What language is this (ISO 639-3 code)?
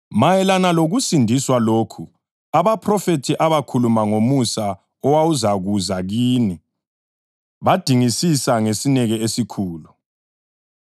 nde